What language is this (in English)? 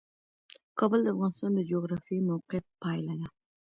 Pashto